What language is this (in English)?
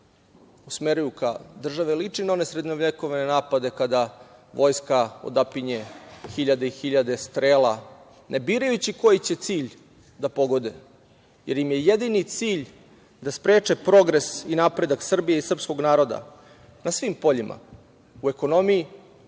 Serbian